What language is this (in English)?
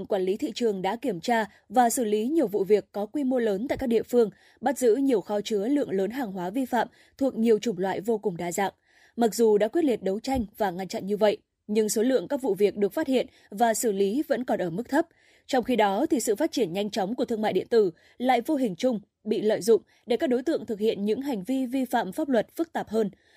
Vietnamese